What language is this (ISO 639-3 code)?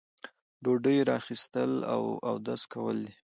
pus